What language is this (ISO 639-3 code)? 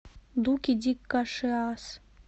rus